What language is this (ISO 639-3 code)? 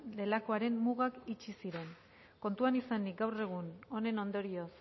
eus